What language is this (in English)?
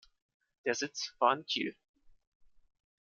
German